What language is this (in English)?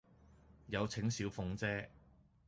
Cantonese